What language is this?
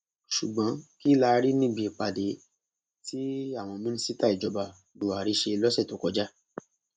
Yoruba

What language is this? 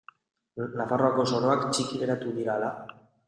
Basque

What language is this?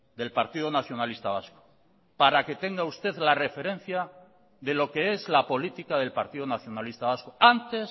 Spanish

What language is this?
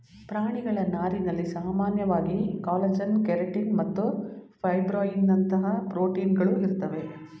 Kannada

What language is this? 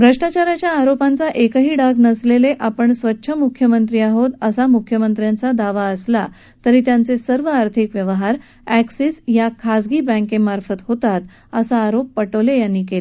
Marathi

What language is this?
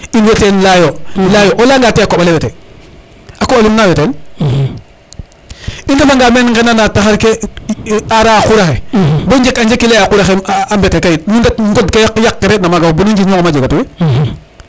Serer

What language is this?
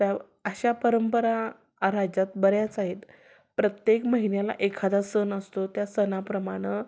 Marathi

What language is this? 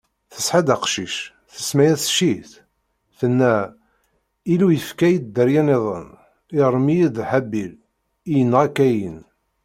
Kabyle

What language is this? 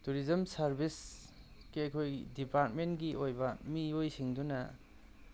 Manipuri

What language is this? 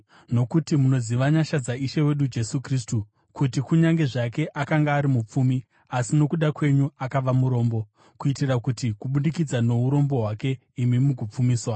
Shona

